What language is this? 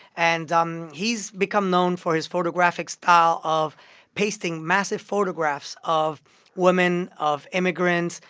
English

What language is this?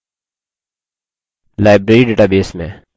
Hindi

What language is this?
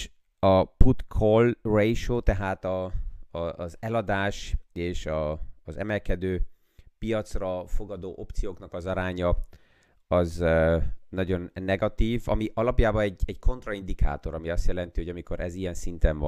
Hungarian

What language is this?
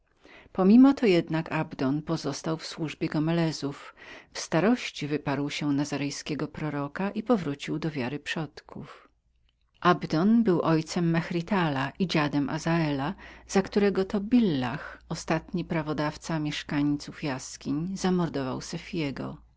Polish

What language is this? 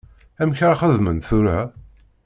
Kabyle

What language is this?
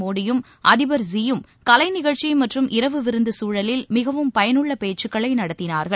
Tamil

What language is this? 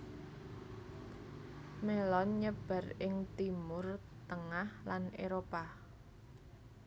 Javanese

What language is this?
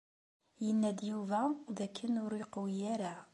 Kabyle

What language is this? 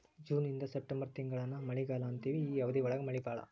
Kannada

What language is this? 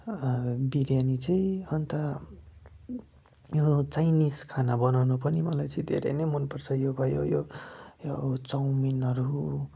Nepali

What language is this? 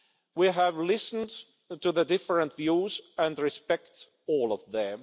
English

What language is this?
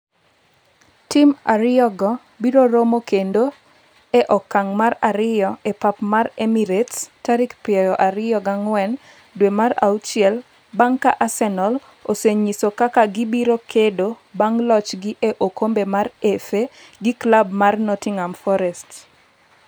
Luo (Kenya and Tanzania)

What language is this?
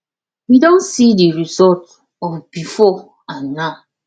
Nigerian Pidgin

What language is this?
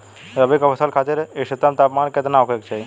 Bhojpuri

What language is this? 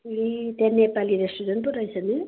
Nepali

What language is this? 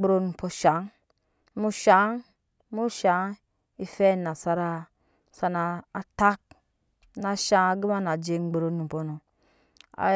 Nyankpa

